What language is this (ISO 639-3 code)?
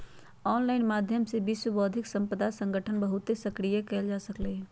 mag